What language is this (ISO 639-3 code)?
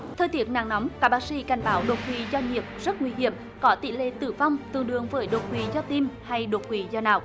vie